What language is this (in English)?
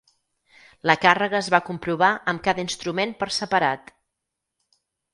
Catalan